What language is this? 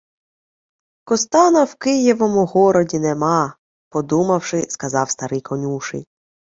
Ukrainian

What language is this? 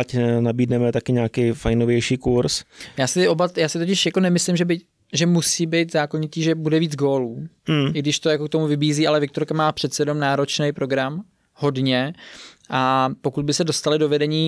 Czech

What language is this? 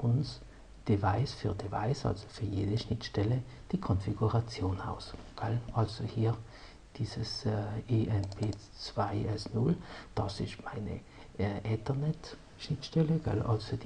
German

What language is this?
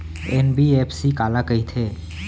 Chhattisgarhi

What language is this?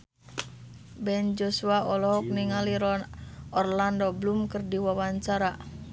Sundanese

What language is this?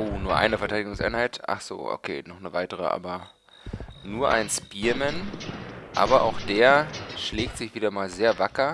German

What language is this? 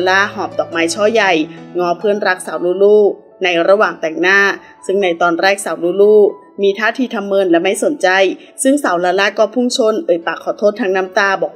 Thai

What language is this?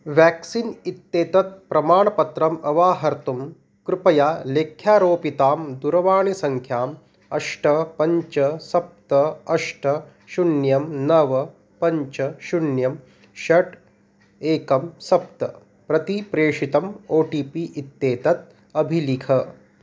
Sanskrit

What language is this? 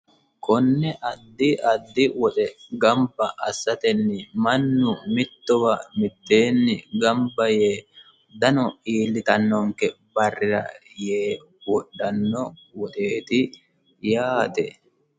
Sidamo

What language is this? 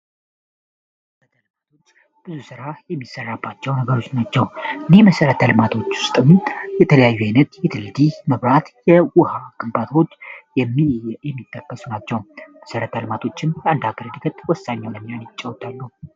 Amharic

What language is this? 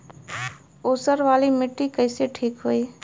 Bhojpuri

